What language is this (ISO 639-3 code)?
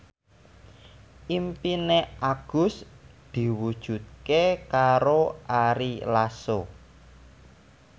jav